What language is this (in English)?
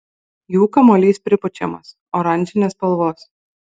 Lithuanian